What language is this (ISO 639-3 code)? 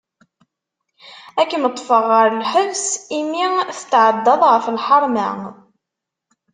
kab